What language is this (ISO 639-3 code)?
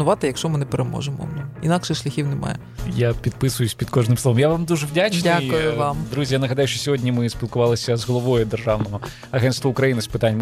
ukr